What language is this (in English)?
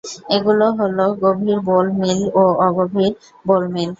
Bangla